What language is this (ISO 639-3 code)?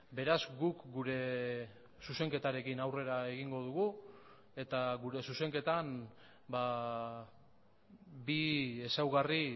eus